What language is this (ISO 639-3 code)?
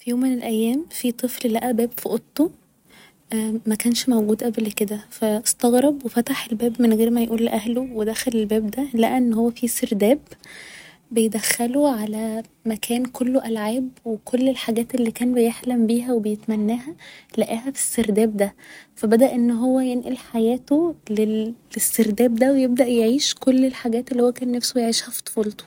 arz